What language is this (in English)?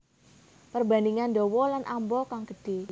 Javanese